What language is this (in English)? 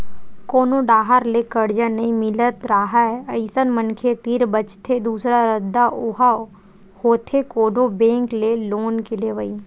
Chhattisgarhi